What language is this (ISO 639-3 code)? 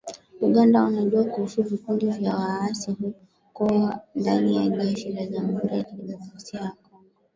swa